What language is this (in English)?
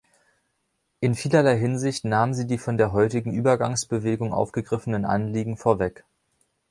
German